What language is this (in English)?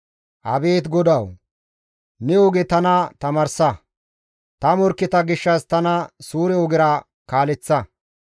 Gamo